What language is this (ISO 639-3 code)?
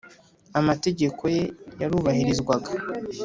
kin